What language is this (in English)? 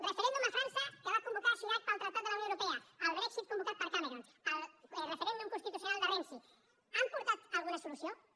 Catalan